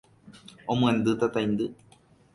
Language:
Guarani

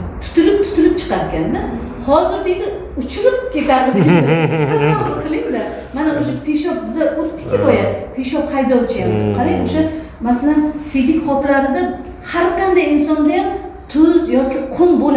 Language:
Turkish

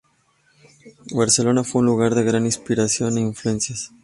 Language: Spanish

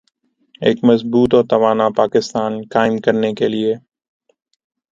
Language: Urdu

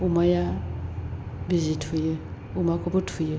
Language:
Bodo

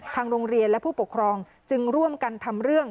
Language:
Thai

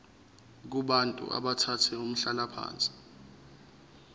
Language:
Zulu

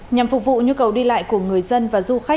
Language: Vietnamese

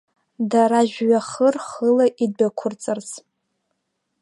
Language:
Abkhazian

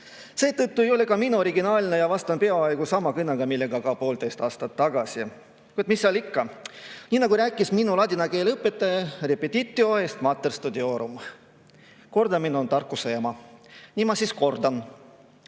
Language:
Estonian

